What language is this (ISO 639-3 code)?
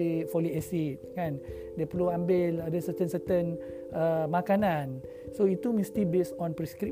msa